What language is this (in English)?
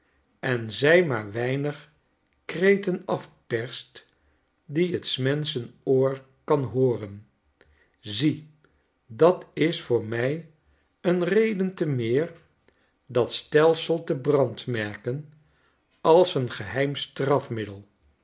Dutch